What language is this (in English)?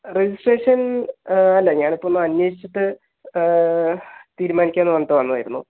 Malayalam